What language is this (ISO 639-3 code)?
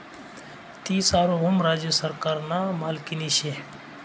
mar